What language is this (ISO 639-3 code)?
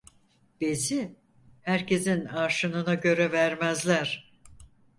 tur